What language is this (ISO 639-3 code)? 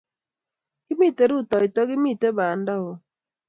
kln